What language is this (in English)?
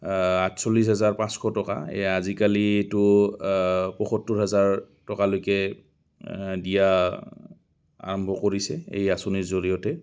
Assamese